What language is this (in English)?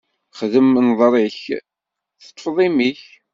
Kabyle